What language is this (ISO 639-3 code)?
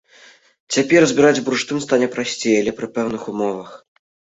bel